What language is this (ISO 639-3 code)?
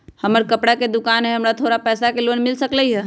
mag